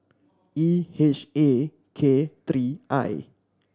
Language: English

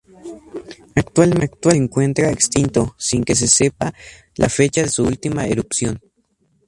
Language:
Spanish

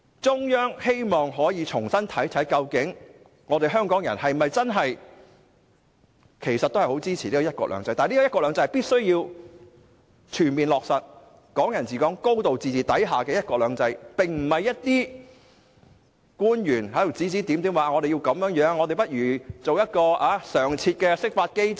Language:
Cantonese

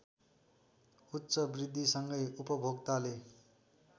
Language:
Nepali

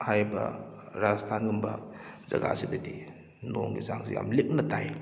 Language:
Manipuri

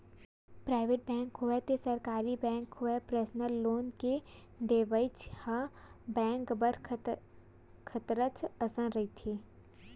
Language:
Chhattisgarhi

